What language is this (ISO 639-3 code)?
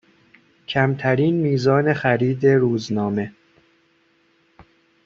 fas